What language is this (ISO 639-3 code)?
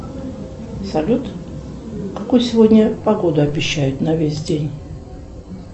rus